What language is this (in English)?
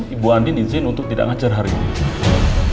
Indonesian